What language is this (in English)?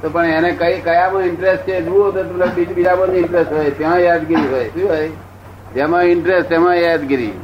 Gujarati